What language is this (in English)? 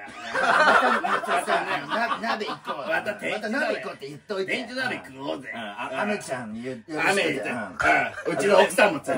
Japanese